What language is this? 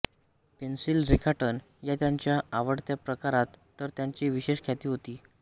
Marathi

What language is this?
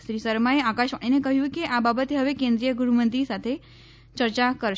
Gujarati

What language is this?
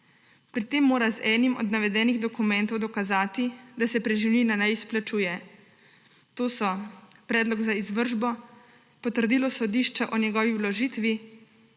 Slovenian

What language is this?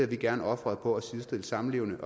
Danish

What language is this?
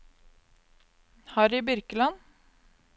Norwegian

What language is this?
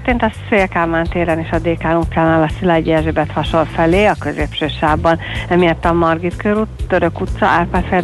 Hungarian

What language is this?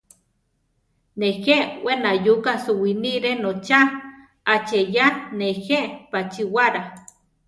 Central Tarahumara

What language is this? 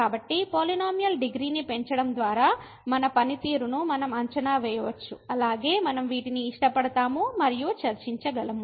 Telugu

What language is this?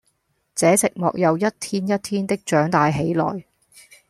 Cantonese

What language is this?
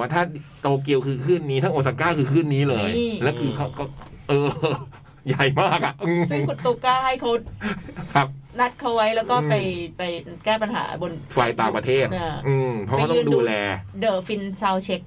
Thai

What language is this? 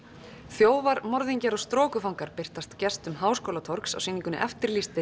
Icelandic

